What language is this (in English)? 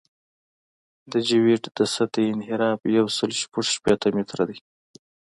Pashto